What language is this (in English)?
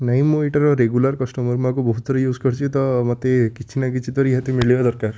Odia